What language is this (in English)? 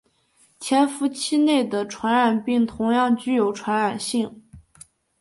Chinese